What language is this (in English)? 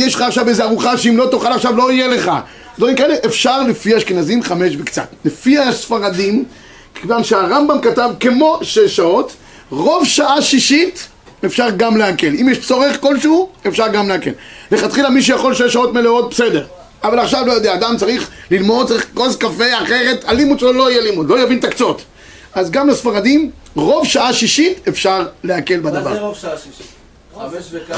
Hebrew